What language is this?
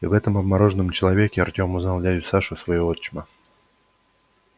Russian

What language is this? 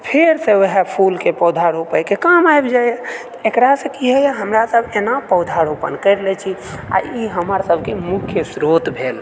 Maithili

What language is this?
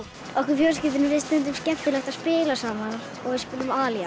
Icelandic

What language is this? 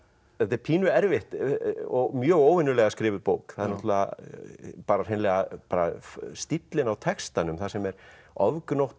Icelandic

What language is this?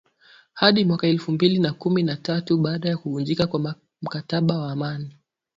Swahili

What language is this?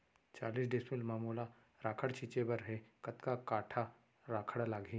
Chhattisgarhi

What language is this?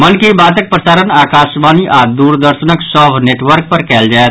Maithili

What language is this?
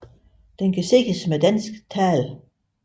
Danish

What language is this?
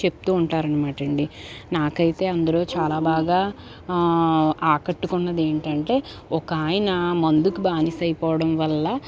Telugu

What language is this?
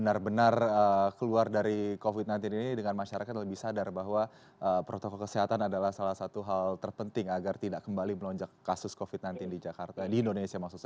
Indonesian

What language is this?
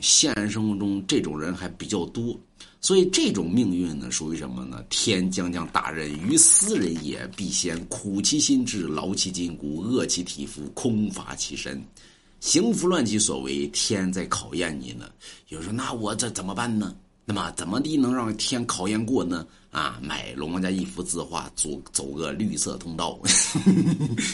Chinese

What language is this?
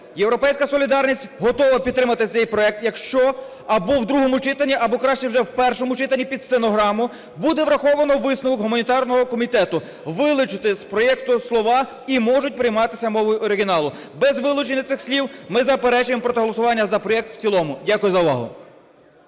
Ukrainian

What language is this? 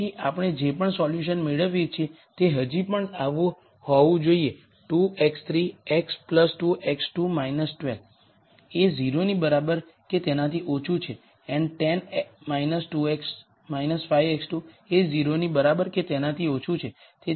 Gujarati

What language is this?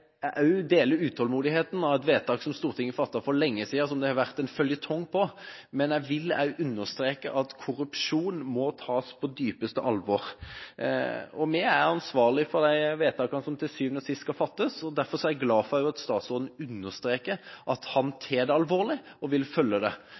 Norwegian Bokmål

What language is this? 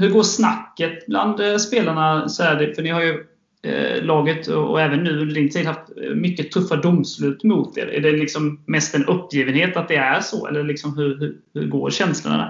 Swedish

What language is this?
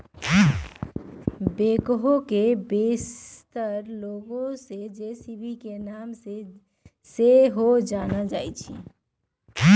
Magahi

